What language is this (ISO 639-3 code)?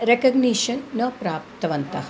san